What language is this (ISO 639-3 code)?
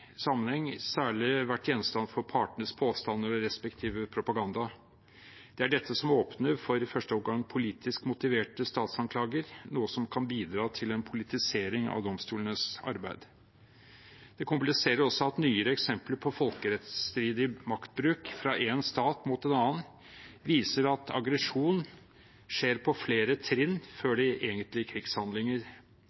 nob